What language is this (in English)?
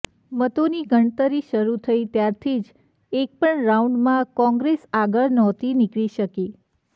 Gujarati